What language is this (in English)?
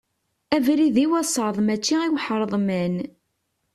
Kabyle